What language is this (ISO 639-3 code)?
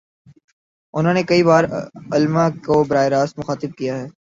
urd